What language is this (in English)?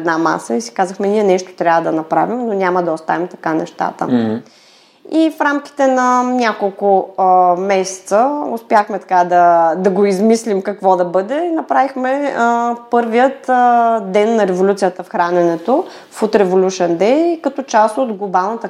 Bulgarian